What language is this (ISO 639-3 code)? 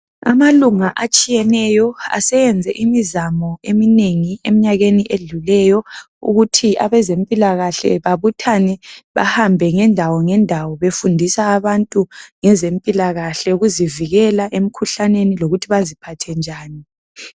nde